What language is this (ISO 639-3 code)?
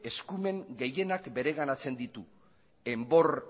eus